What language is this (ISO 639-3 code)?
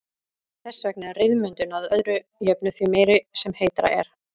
isl